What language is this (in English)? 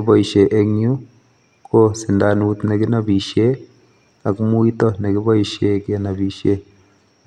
Kalenjin